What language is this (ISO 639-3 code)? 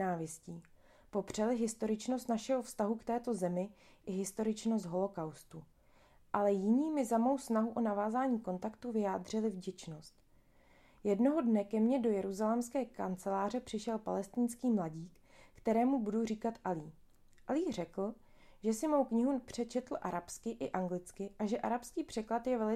ces